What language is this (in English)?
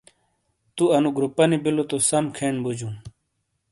Shina